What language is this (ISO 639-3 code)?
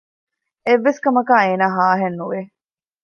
div